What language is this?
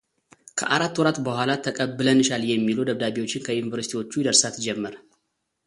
Amharic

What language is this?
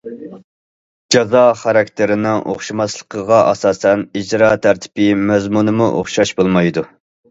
Uyghur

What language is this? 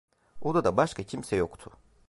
Turkish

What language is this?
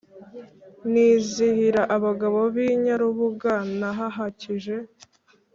Kinyarwanda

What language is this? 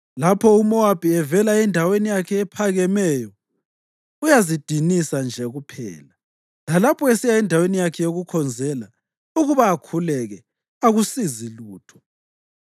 North Ndebele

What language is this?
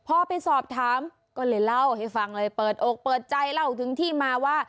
Thai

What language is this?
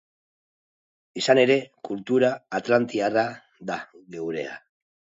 Basque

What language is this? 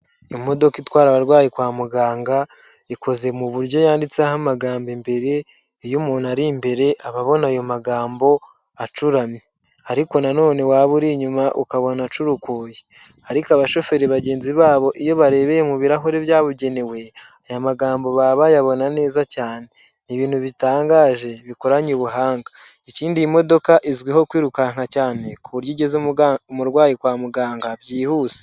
Kinyarwanda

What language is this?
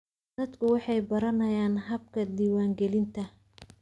Somali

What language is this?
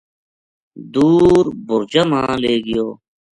Gujari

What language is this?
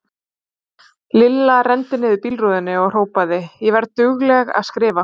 Icelandic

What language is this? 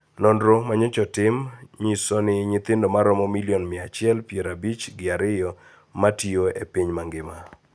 Luo (Kenya and Tanzania)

